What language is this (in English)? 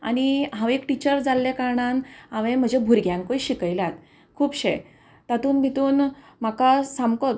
Konkani